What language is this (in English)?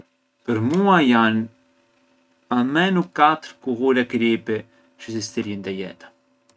Arbëreshë Albanian